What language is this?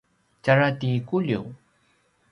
Paiwan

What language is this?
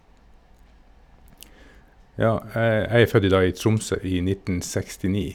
Norwegian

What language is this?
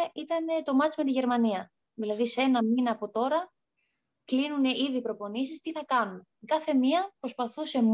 Greek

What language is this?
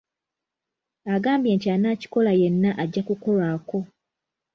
Ganda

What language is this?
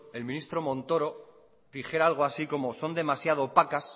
Spanish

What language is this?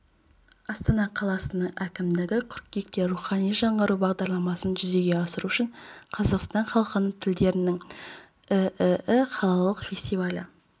Kazakh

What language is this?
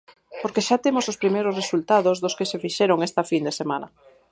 Galician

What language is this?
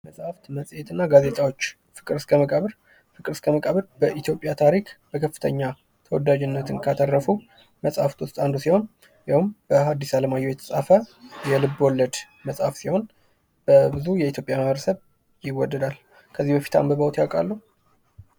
Amharic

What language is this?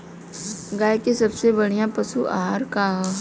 Bhojpuri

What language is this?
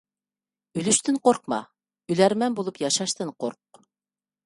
Uyghur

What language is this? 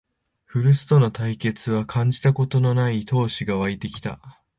Japanese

